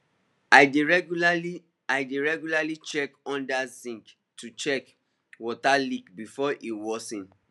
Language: Nigerian Pidgin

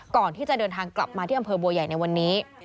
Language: Thai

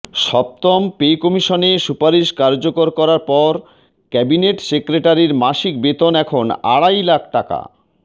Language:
Bangla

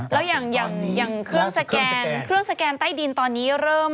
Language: Thai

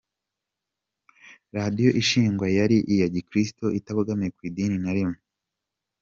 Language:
Kinyarwanda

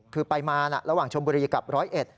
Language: Thai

